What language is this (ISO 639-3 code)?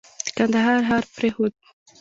pus